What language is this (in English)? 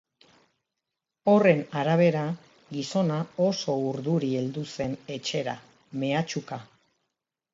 Basque